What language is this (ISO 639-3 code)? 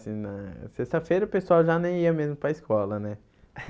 por